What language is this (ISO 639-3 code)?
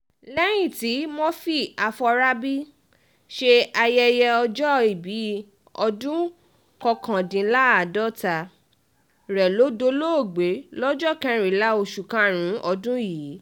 yor